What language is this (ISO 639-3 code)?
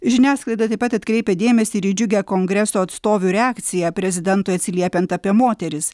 lit